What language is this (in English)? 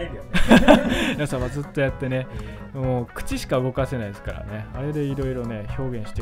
Japanese